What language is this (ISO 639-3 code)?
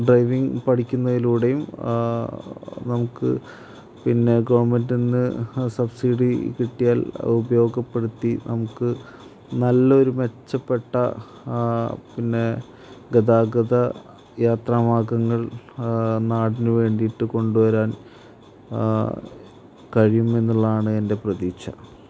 mal